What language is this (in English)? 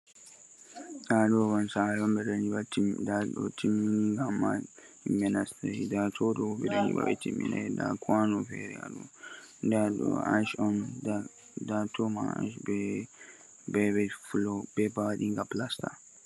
Fula